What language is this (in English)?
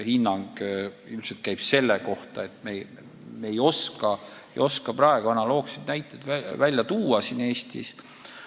Estonian